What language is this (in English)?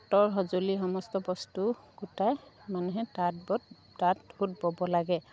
Assamese